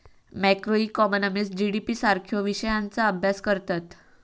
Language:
Marathi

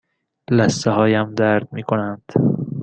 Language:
Persian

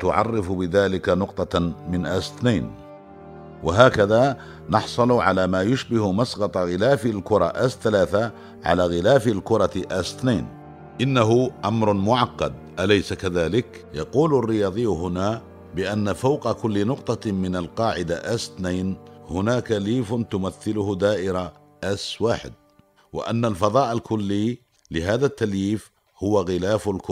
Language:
Arabic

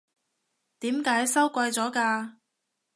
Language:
Cantonese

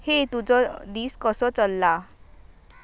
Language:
Konkani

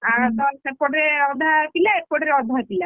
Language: Odia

